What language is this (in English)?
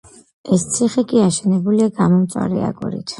Georgian